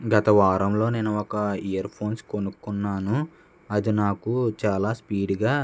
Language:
Telugu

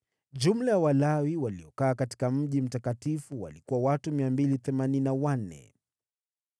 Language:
Swahili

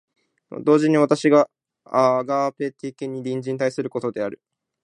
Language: Japanese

